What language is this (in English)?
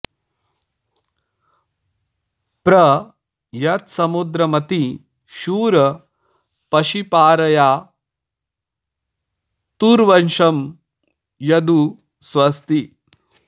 Sanskrit